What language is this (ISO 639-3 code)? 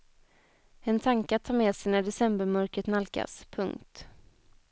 swe